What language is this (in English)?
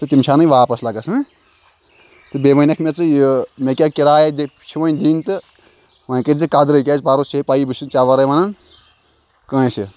Kashmiri